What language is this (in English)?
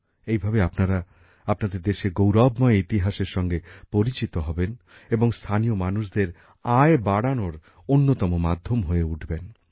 Bangla